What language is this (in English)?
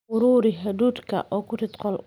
Somali